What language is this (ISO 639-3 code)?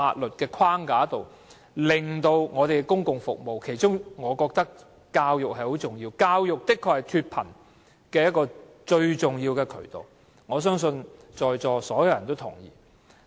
yue